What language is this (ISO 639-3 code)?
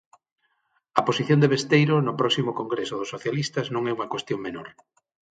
glg